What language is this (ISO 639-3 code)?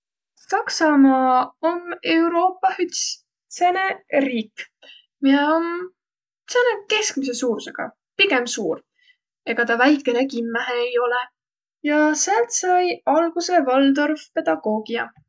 vro